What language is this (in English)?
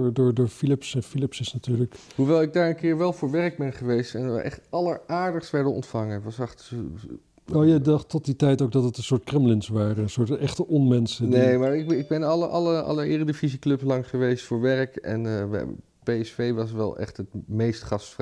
Dutch